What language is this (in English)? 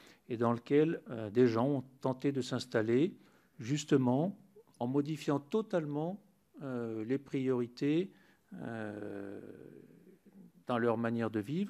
French